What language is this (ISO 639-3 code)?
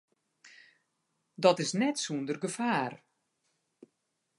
fry